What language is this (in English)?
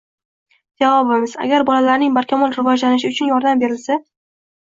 Uzbek